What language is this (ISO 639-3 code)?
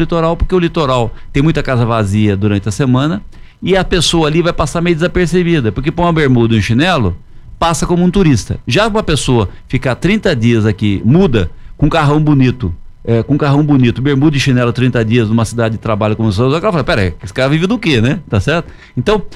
por